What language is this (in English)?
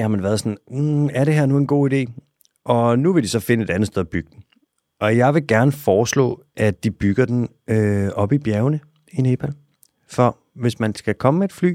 Danish